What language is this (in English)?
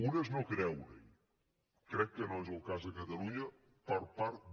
Catalan